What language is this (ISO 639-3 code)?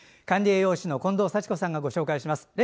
jpn